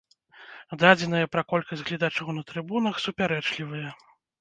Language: Belarusian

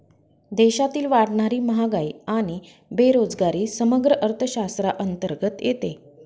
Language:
Marathi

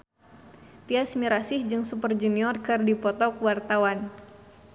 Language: Sundanese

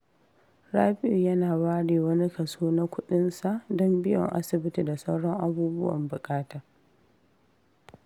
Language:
Hausa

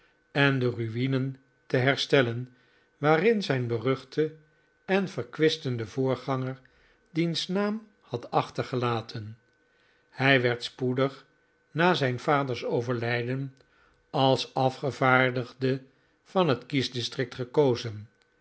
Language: Dutch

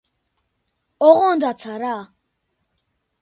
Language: Georgian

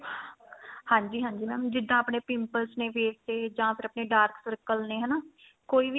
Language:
Punjabi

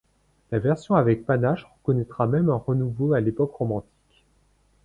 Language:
French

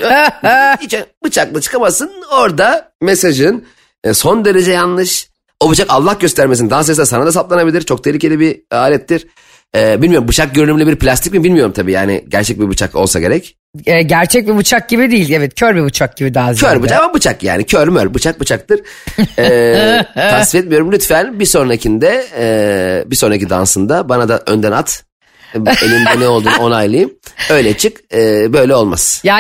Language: Turkish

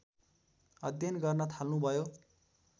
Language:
Nepali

